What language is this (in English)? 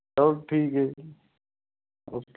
Punjabi